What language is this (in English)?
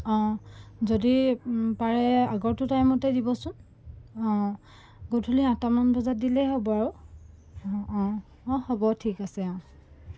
Assamese